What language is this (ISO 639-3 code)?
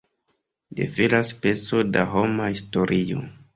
epo